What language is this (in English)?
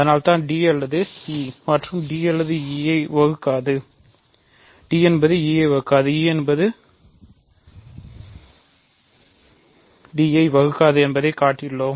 Tamil